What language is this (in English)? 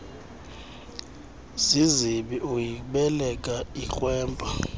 Xhosa